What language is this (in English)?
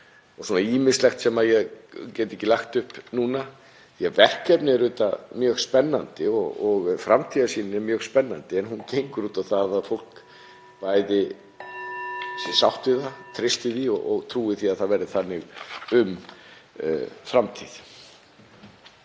Icelandic